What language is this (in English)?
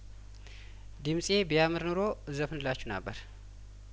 Amharic